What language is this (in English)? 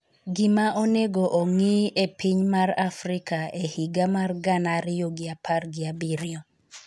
Luo (Kenya and Tanzania)